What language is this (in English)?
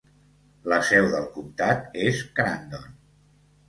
Catalan